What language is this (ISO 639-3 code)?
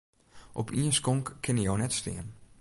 fry